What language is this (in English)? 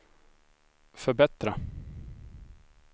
Swedish